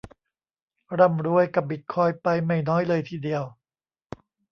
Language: Thai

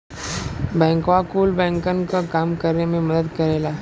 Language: Bhojpuri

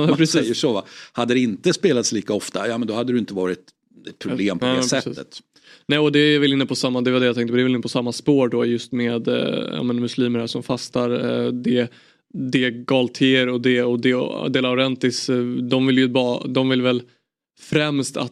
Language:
Swedish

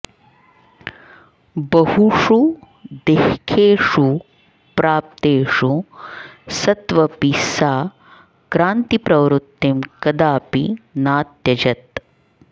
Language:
Sanskrit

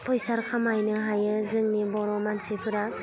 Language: Bodo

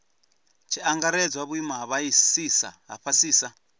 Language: Venda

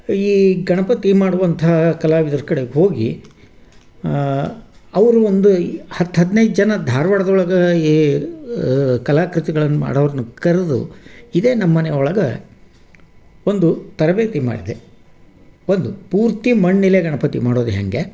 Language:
Kannada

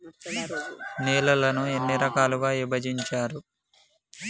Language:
Telugu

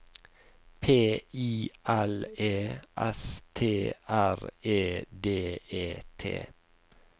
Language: Norwegian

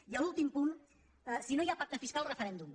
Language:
Catalan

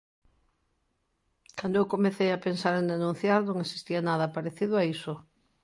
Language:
Galician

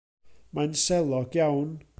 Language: Welsh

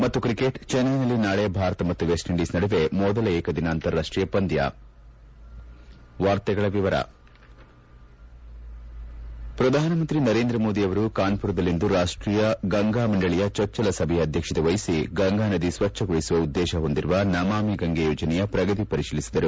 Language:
Kannada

